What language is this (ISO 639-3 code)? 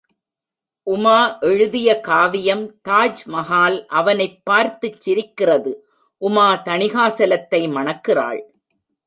tam